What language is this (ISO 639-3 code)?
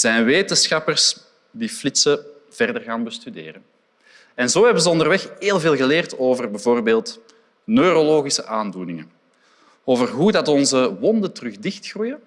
nld